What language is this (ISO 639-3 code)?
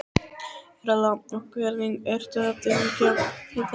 isl